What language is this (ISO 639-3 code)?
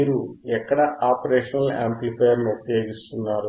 tel